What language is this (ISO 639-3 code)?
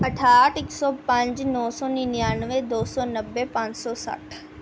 pan